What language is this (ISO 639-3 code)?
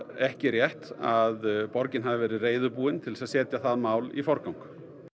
isl